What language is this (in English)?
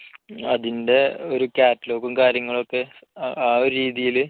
Malayalam